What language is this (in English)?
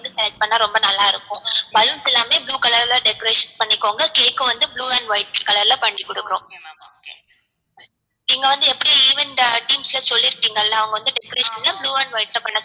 Tamil